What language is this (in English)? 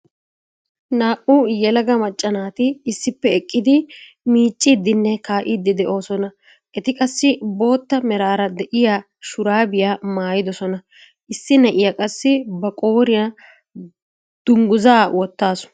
Wolaytta